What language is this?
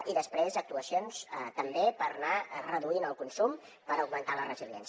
Catalan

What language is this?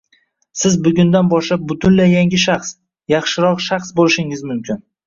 Uzbek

